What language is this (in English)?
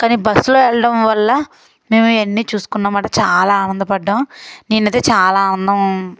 Telugu